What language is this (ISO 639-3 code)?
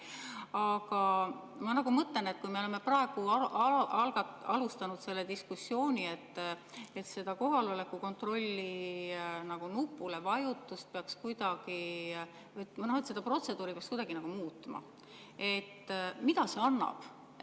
est